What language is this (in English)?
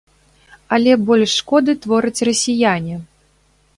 Belarusian